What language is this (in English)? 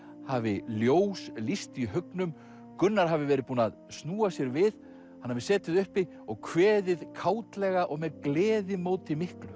Icelandic